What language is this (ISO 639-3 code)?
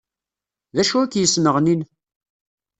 kab